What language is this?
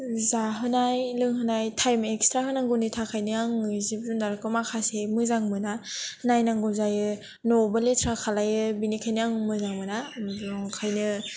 Bodo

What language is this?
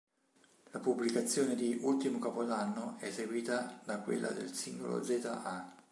Italian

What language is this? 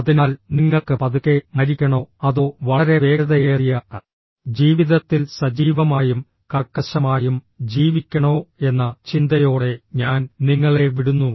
Malayalam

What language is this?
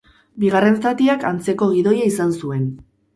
Basque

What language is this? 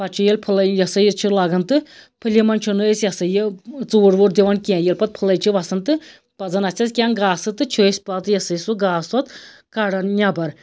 Kashmiri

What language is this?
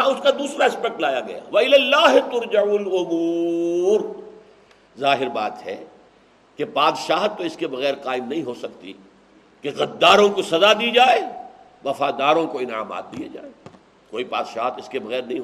Urdu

